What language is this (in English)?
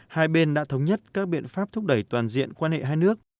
Vietnamese